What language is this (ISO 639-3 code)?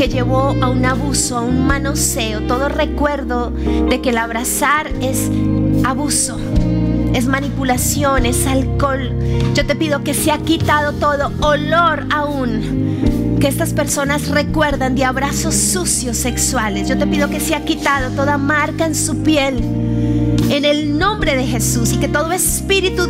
spa